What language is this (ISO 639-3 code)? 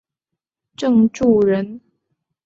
zho